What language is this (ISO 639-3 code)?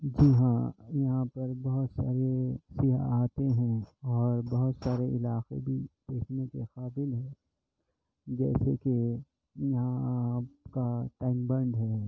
urd